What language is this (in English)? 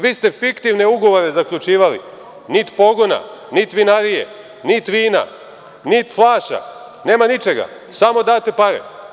Serbian